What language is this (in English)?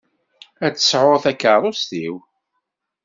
Kabyle